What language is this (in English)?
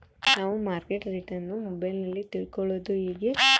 Kannada